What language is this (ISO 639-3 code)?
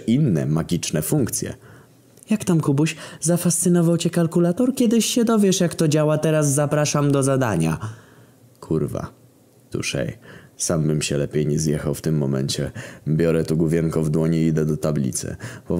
pol